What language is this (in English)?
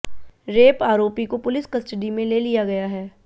Hindi